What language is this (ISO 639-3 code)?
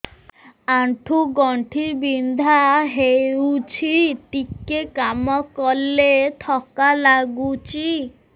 ori